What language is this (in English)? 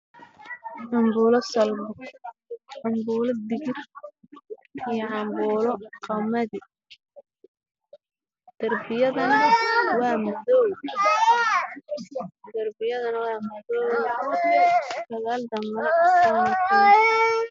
Somali